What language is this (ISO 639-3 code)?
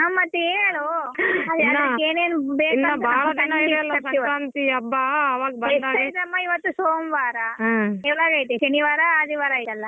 kan